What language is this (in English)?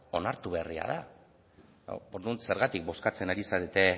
Basque